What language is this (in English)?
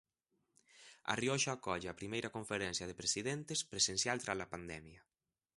Galician